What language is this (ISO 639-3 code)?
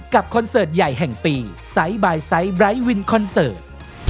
tha